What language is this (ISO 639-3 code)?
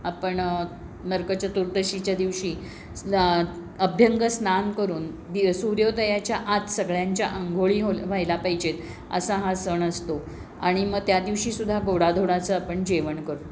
mar